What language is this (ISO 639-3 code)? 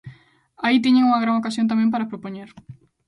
glg